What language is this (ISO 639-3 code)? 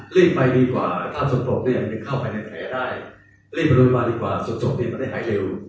tha